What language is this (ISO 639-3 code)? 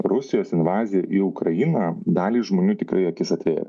lit